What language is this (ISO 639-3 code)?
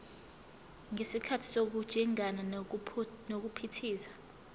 zul